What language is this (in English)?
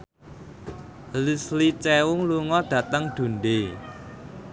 Javanese